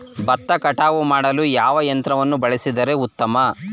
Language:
Kannada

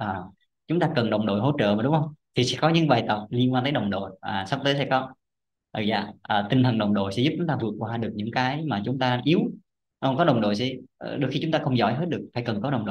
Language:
Vietnamese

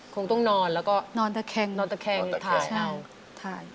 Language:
Thai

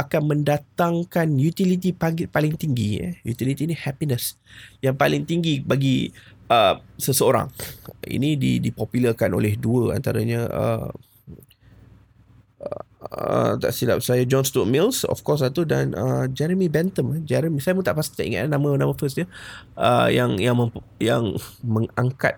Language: Malay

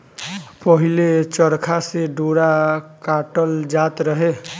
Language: Bhojpuri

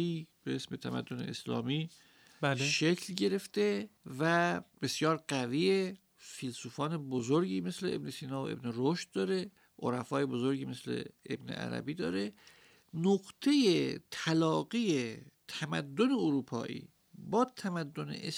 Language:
Persian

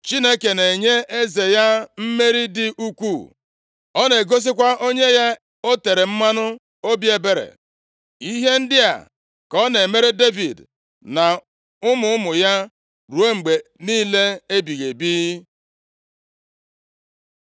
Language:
Igbo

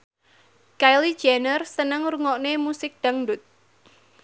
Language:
Javanese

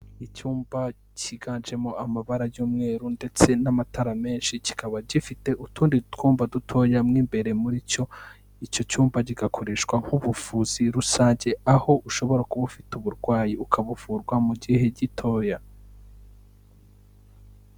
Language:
Kinyarwanda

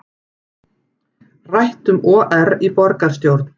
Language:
Icelandic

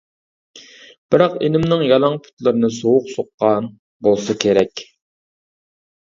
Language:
Uyghur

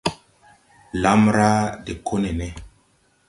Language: Tupuri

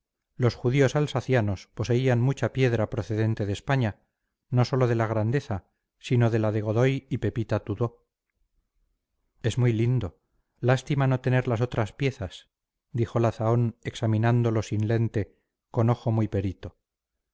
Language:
Spanish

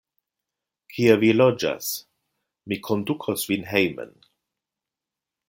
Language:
Esperanto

